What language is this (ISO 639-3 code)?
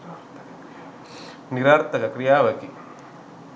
sin